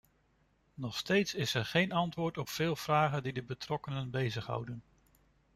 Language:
Dutch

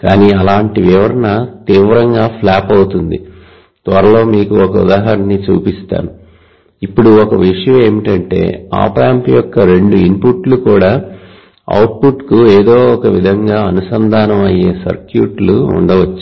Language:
Telugu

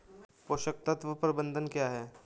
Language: Hindi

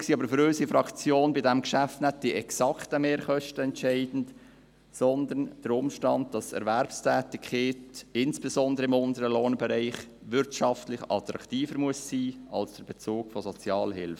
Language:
Swiss German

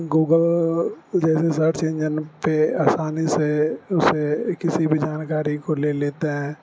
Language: Urdu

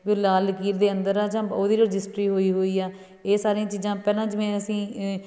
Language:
Punjabi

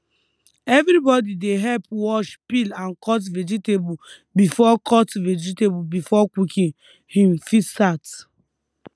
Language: Nigerian Pidgin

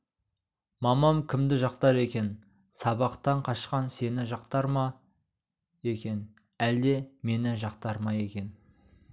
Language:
Kazakh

